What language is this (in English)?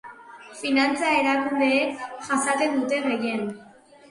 Basque